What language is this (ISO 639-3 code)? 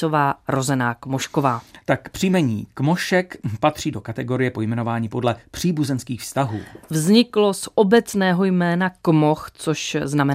ces